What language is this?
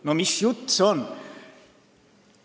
Estonian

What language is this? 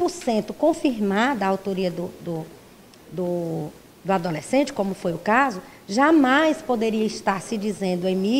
Portuguese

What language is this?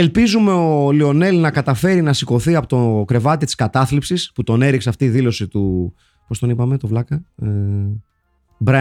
Greek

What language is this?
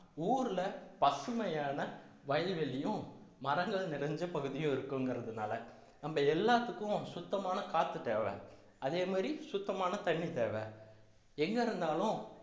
Tamil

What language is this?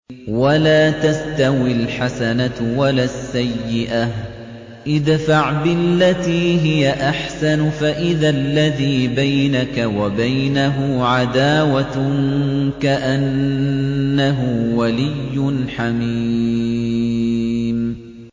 Arabic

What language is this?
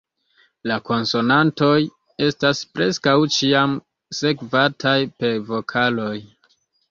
Esperanto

